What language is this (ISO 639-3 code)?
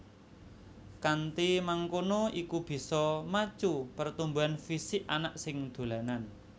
jav